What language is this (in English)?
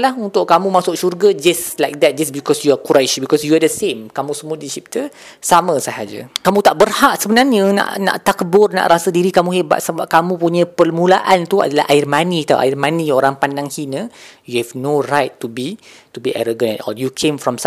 Malay